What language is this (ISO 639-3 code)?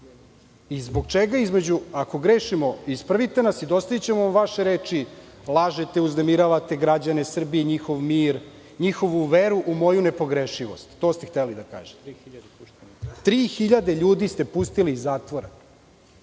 srp